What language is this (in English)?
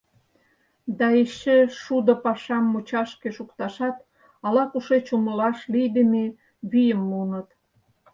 Mari